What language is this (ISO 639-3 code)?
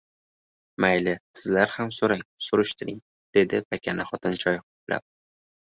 uzb